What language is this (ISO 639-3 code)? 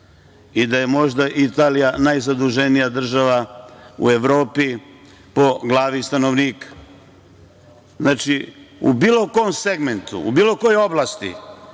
srp